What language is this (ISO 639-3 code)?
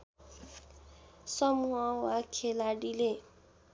nep